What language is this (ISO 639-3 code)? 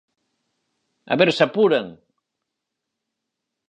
glg